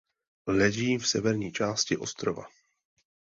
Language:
Czech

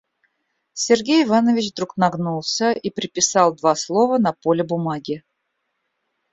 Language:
Russian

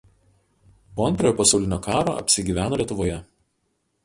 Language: Lithuanian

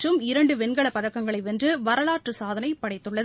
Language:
Tamil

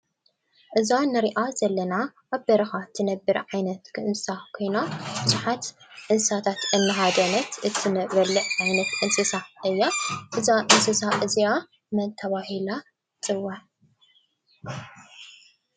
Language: Tigrinya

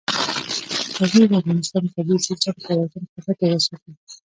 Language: Pashto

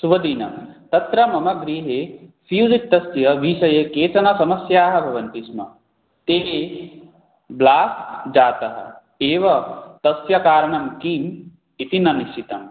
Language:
Sanskrit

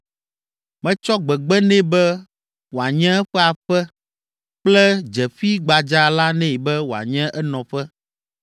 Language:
Ewe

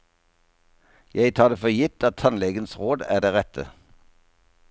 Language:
Norwegian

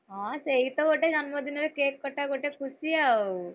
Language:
Odia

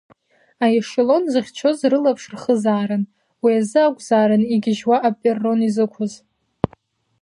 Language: Abkhazian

